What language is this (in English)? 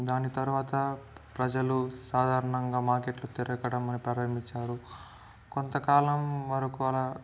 Telugu